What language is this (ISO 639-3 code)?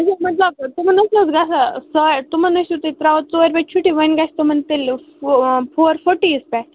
kas